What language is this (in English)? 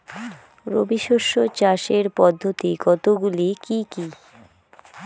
Bangla